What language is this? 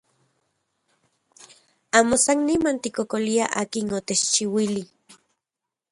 Central Puebla Nahuatl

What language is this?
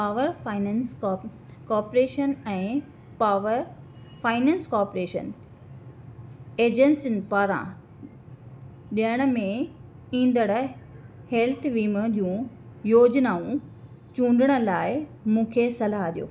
Sindhi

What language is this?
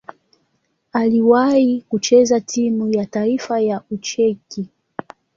Swahili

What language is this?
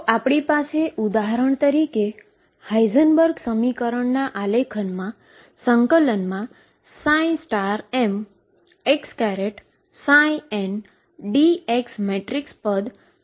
Gujarati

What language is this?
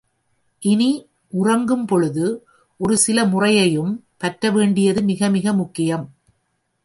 Tamil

